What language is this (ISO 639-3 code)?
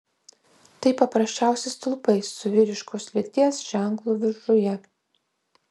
lit